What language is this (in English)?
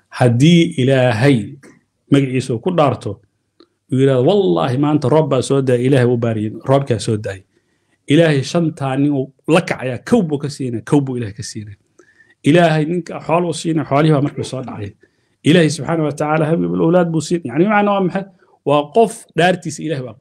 Arabic